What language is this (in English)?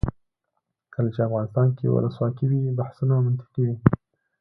Pashto